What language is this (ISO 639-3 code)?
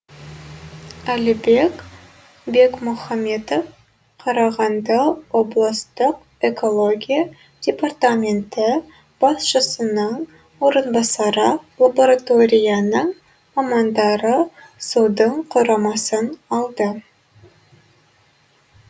kaz